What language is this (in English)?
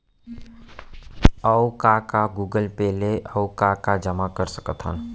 Chhattisgarhi